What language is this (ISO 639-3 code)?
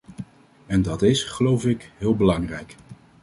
nld